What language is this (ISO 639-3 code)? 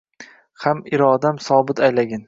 uzb